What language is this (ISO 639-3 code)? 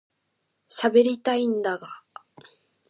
jpn